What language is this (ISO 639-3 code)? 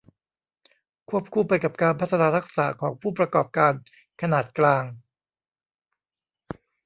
tha